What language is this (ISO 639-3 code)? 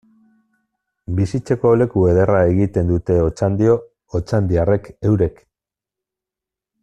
eus